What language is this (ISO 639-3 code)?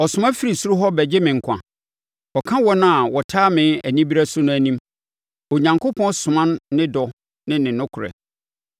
aka